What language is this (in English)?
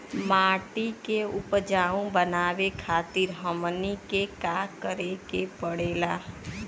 Bhojpuri